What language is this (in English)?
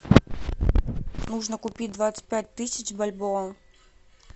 Russian